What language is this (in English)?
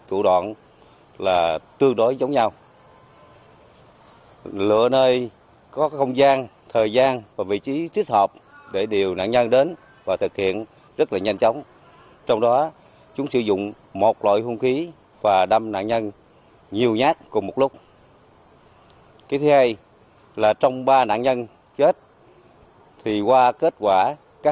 Vietnamese